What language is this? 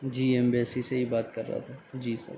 Urdu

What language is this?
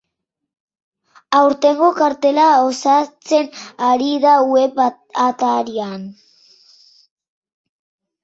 Basque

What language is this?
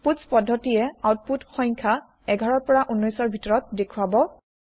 Assamese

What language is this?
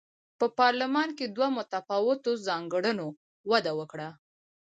Pashto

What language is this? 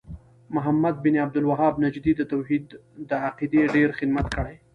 Pashto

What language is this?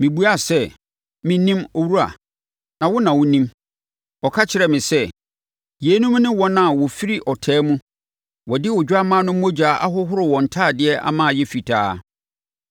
Akan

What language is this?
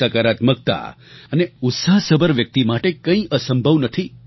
Gujarati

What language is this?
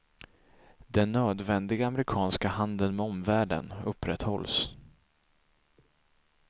Swedish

